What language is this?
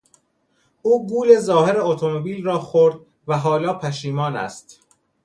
Persian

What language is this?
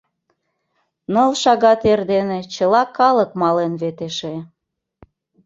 Mari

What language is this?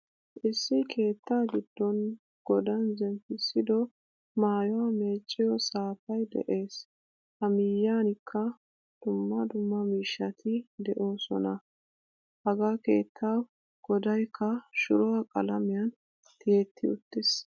Wolaytta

